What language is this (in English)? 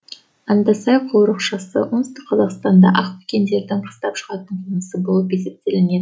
Kazakh